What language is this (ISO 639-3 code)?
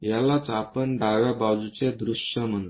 mar